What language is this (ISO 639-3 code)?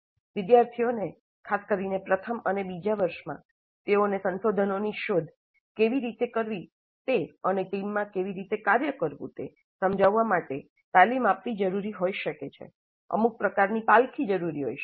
guj